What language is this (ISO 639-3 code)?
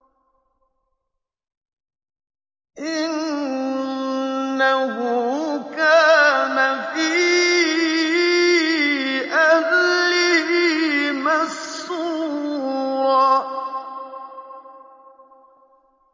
ara